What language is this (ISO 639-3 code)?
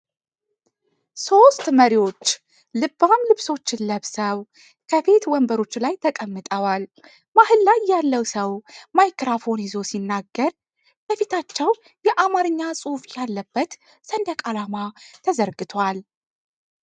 amh